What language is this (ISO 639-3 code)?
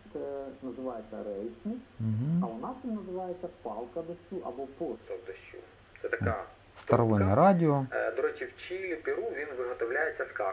ukr